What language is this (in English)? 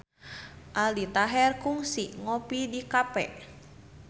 Sundanese